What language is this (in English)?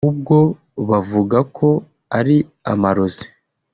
Kinyarwanda